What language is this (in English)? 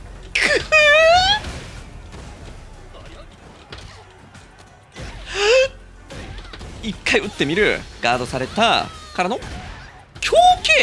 Japanese